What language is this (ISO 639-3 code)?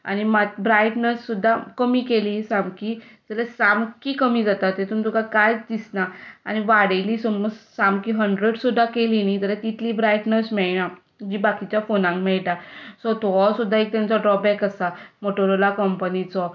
kok